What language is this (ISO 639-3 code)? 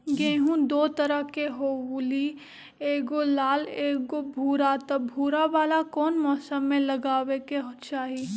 mag